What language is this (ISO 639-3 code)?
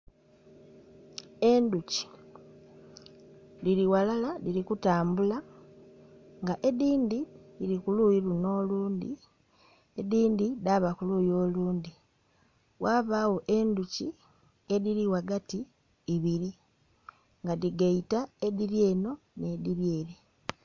xog